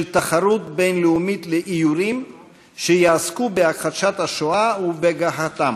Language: Hebrew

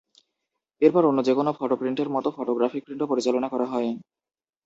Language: Bangla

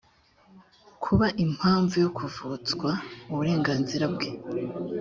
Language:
Kinyarwanda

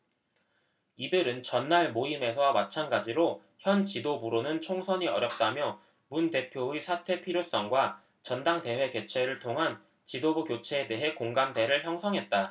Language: Korean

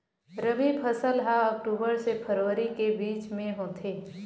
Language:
Chhattisgarhi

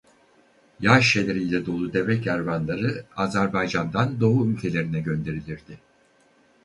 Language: Turkish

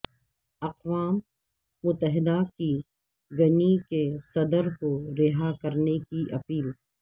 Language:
Urdu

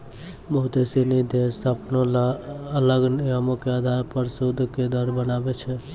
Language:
Maithili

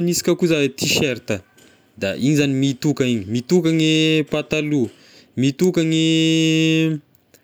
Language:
Tesaka Malagasy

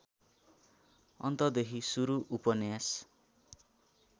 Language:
Nepali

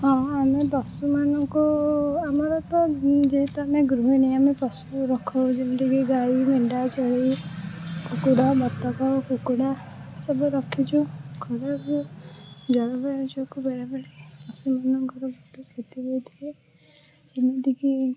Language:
Odia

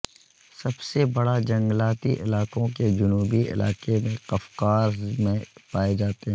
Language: Urdu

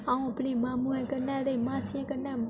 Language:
Dogri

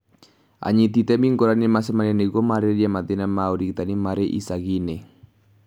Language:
Kikuyu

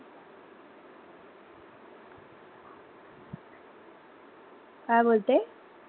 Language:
Marathi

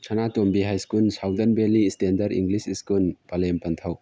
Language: Manipuri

